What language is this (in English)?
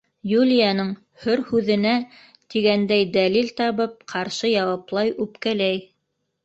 Bashkir